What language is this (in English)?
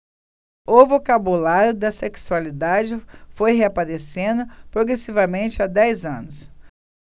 Portuguese